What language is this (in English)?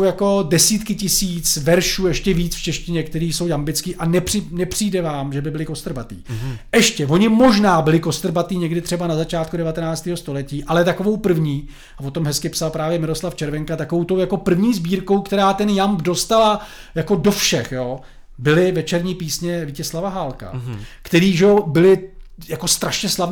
Czech